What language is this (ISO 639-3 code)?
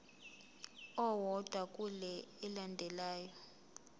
zul